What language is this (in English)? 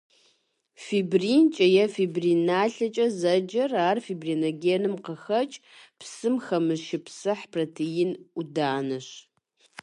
Kabardian